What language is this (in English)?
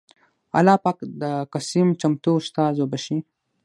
Pashto